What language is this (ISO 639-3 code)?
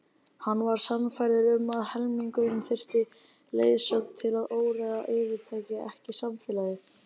isl